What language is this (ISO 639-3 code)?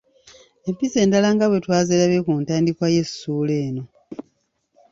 lug